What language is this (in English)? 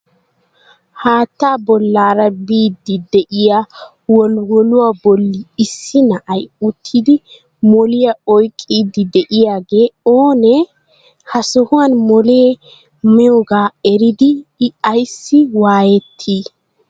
Wolaytta